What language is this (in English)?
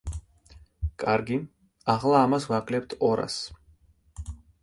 Georgian